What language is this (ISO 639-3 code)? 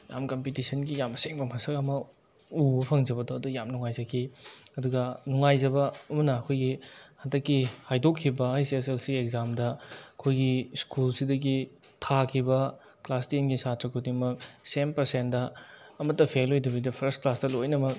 mni